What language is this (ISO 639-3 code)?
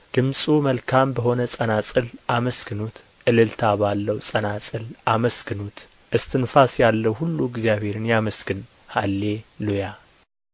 amh